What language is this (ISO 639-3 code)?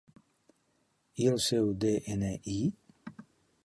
cat